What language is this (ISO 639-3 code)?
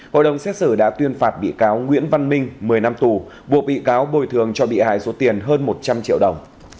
vie